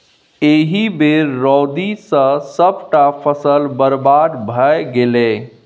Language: Maithili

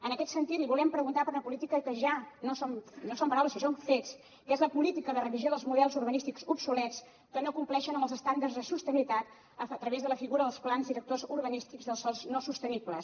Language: Catalan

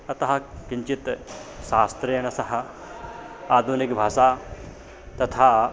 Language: Sanskrit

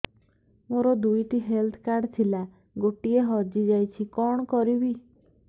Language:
Odia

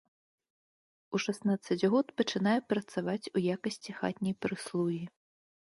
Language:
Belarusian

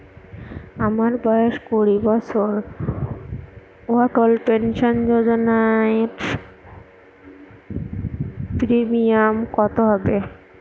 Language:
Bangla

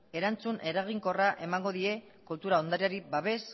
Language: Basque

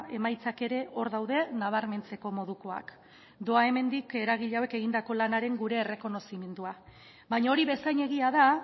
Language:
Basque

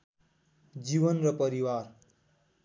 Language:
Nepali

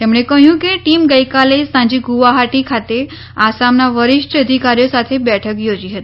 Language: Gujarati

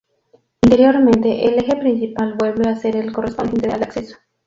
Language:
Spanish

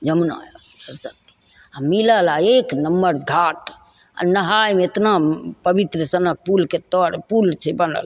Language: Maithili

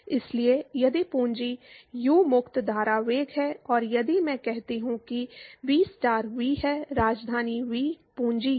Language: Hindi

